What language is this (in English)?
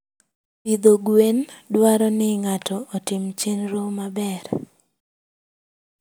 Luo (Kenya and Tanzania)